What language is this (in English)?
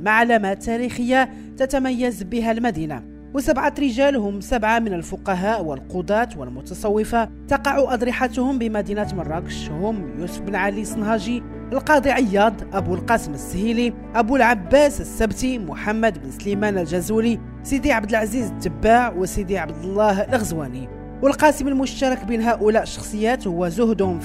Arabic